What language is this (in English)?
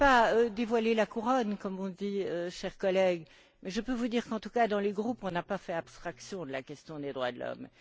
French